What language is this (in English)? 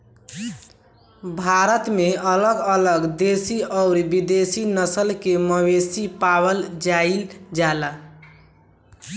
Bhojpuri